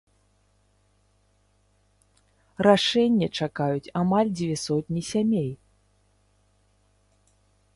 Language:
Belarusian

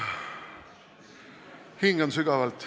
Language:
Estonian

